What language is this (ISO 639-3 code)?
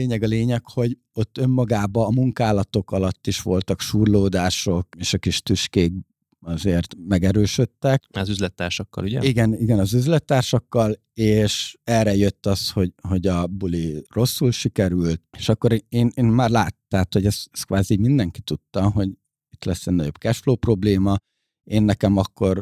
hun